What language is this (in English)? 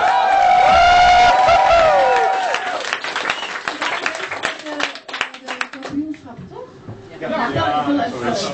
Dutch